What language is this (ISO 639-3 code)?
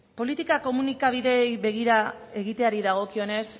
eus